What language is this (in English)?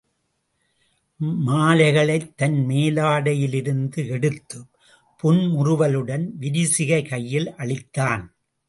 Tamil